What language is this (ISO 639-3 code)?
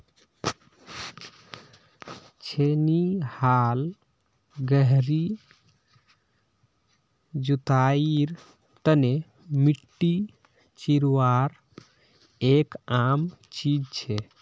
mag